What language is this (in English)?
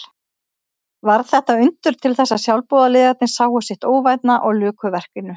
Icelandic